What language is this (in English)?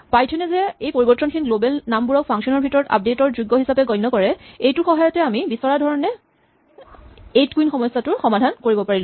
Assamese